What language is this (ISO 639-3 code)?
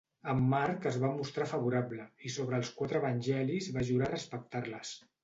cat